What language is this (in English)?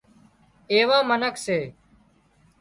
Wadiyara Koli